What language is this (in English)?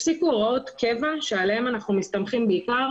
Hebrew